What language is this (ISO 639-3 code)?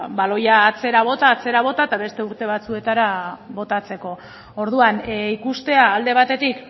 eus